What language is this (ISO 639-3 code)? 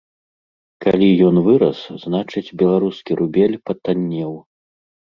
bel